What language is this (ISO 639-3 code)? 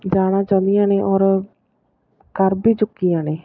pan